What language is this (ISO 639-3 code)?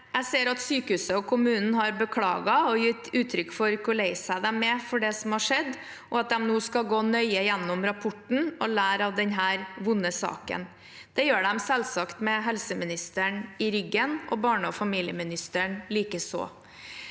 nor